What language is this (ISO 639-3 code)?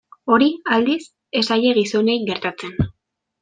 eus